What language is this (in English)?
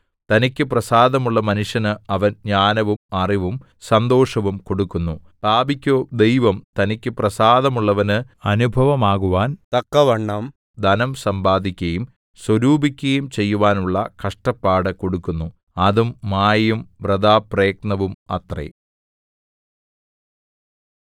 Malayalam